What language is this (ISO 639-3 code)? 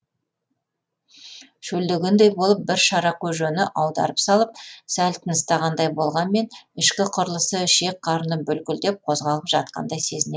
kaz